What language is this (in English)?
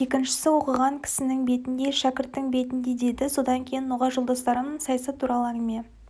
Kazakh